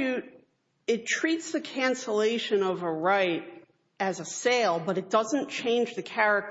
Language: English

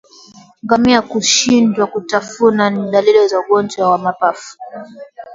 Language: Swahili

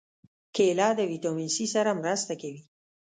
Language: Pashto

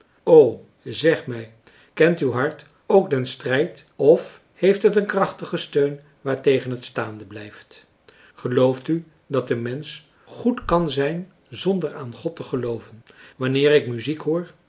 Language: Dutch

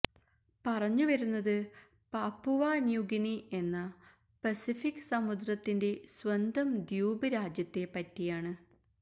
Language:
Malayalam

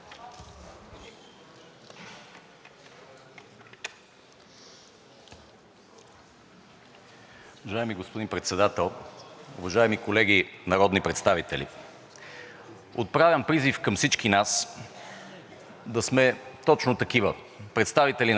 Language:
Bulgarian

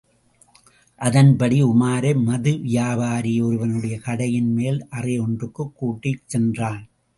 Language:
Tamil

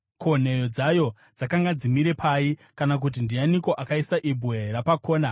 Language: Shona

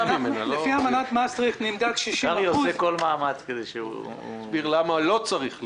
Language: Hebrew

